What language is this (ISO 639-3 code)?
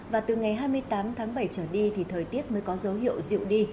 vie